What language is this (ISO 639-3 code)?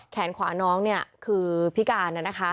tha